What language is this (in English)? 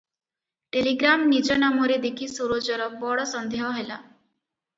Odia